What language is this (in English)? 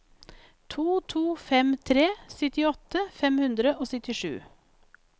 Norwegian